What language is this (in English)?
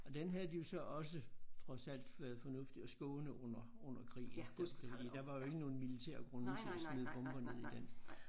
Danish